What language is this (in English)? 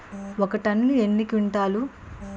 Telugu